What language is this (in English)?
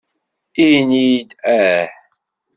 Kabyle